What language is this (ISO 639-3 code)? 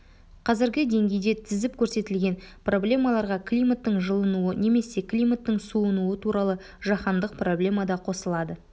kaz